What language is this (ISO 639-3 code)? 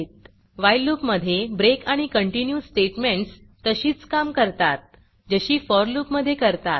mar